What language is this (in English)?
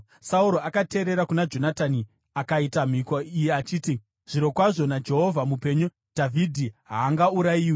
Shona